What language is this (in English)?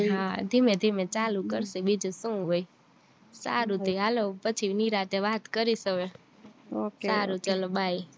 Gujarati